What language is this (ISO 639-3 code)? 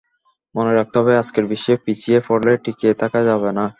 ben